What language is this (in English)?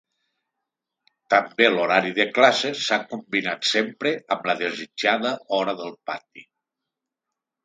Catalan